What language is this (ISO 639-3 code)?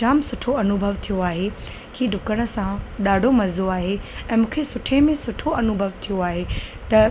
snd